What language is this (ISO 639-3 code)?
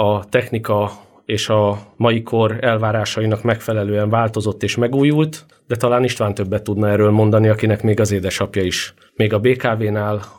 hun